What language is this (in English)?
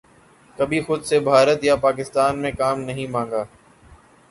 Urdu